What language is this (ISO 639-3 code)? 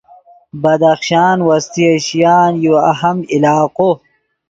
ydg